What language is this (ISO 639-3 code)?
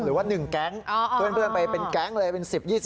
tha